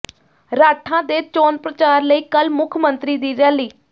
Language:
Punjabi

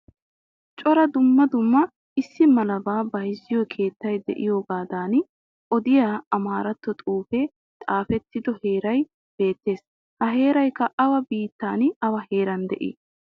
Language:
Wolaytta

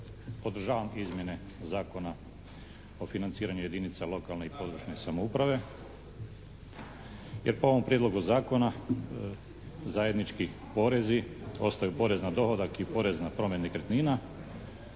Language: Croatian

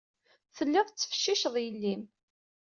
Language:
Kabyle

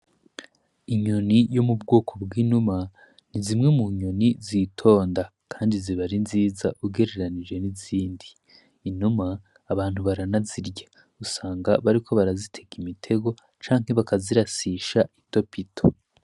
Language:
Rundi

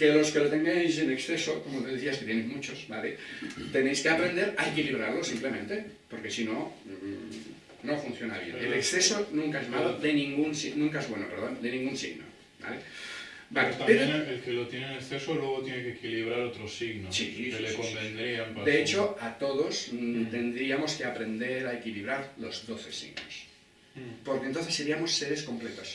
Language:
Spanish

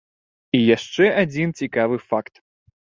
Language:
Belarusian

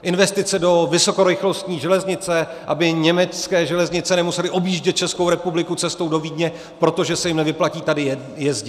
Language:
Czech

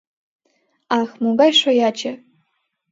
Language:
Mari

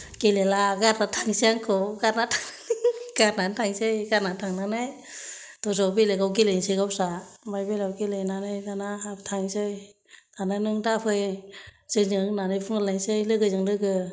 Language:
Bodo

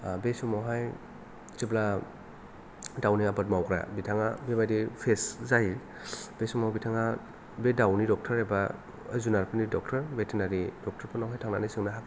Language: Bodo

